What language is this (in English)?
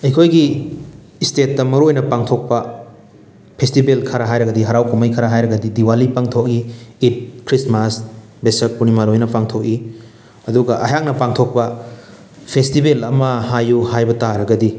Manipuri